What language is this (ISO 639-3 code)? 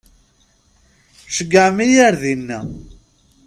kab